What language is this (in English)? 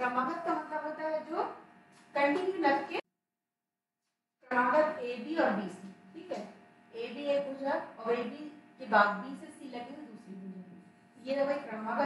Hindi